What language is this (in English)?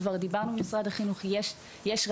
Hebrew